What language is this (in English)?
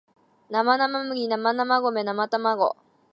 Japanese